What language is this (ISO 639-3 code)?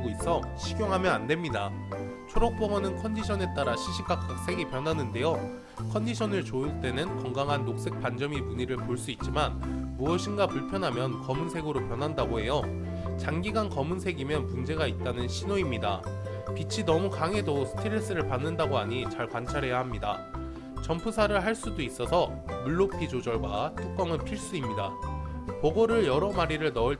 kor